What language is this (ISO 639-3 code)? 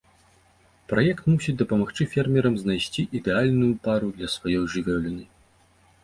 bel